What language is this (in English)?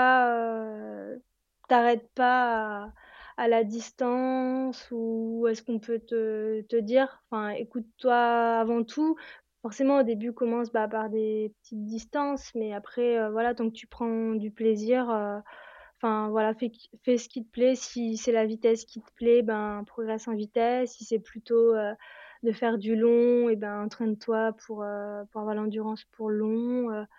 French